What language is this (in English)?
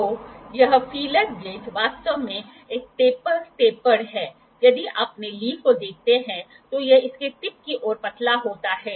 Hindi